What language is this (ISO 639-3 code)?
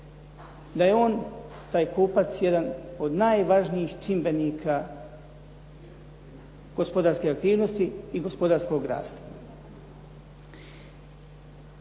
hrv